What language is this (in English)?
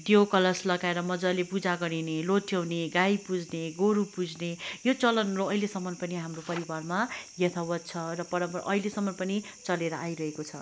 Nepali